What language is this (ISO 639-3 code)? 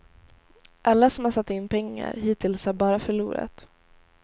swe